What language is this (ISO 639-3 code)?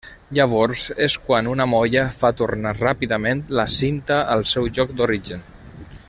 cat